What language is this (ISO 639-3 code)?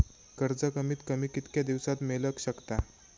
mar